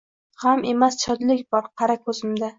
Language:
Uzbek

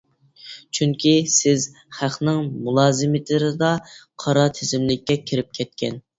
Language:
Uyghur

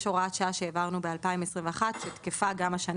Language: Hebrew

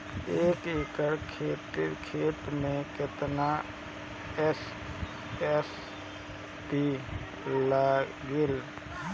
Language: Bhojpuri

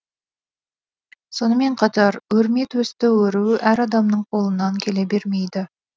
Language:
Kazakh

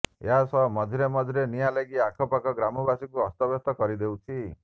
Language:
Odia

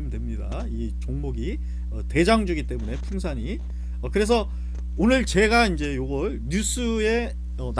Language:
Korean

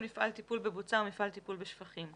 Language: Hebrew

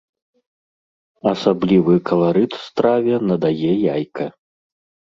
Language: Belarusian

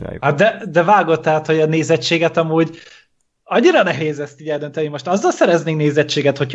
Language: Hungarian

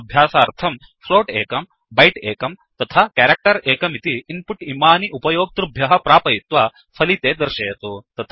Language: Sanskrit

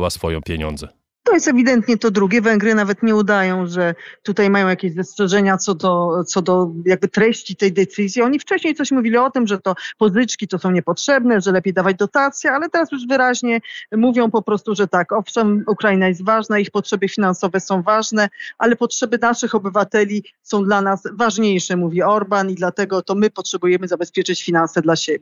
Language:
Polish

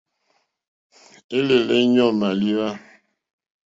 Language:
Mokpwe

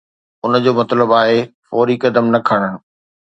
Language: Sindhi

